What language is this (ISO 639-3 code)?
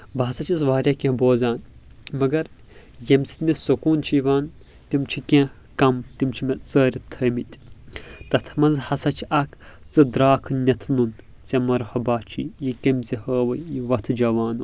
kas